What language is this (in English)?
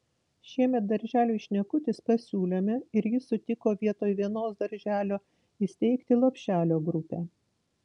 Lithuanian